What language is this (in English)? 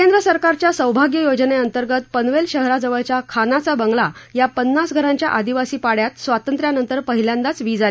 Marathi